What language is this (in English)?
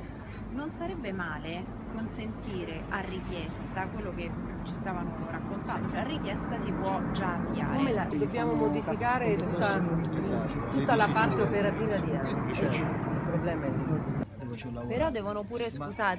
Italian